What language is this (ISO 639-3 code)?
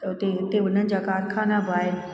snd